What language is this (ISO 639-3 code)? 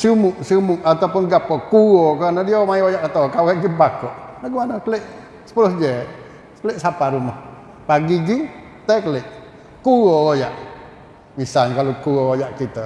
msa